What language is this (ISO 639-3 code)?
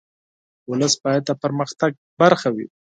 pus